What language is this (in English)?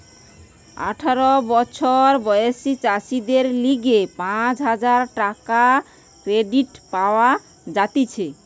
Bangla